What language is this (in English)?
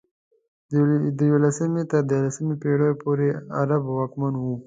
Pashto